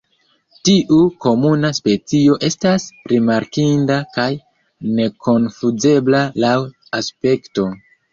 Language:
Esperanto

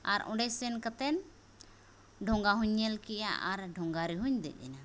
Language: Santali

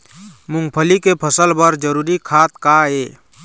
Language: Chhattisgarhi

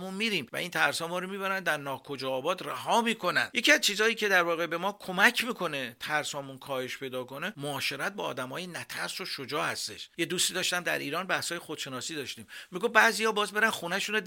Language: Persian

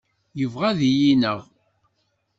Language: Kabyle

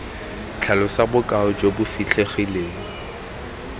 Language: Tswana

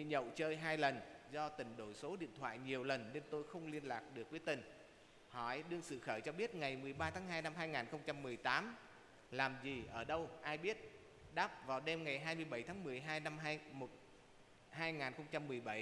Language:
Vietnamese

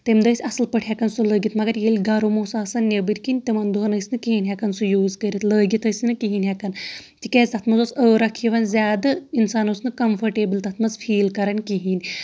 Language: Kashmiri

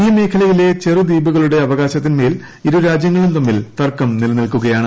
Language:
Malayalam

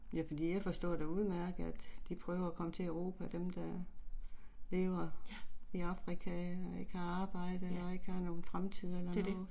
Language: Danish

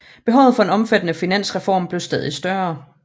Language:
Danish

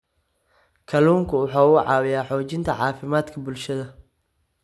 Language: Somali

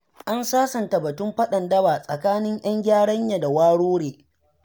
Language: Hausa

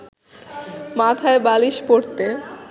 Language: Bangla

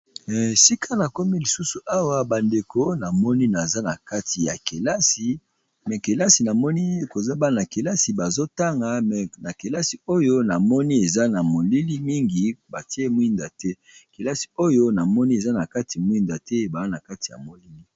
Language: Lingala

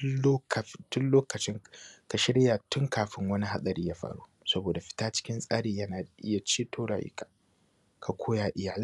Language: Hausa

